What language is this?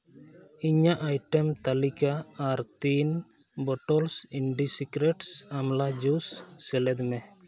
Santali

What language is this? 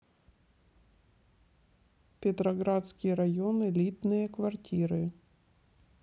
Russian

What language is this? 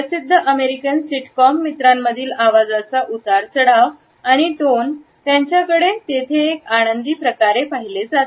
Marathi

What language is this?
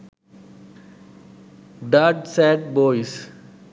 Sinhala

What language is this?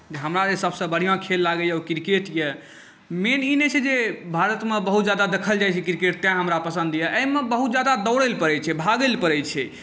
Maithili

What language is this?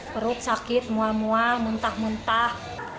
Indonesian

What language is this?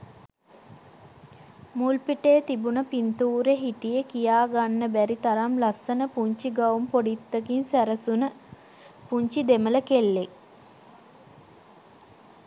Sinhala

